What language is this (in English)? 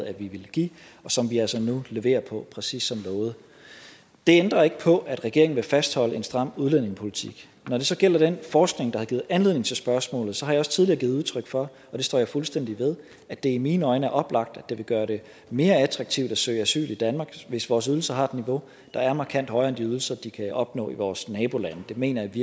Danish